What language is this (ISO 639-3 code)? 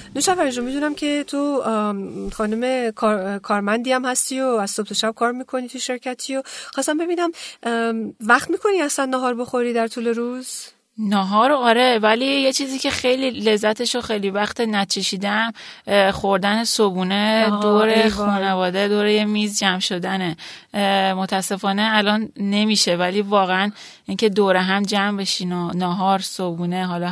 fas